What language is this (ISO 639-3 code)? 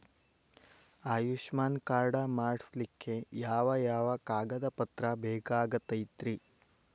kan